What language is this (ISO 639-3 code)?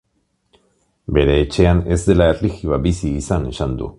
eus